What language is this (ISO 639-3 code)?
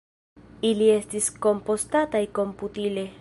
epo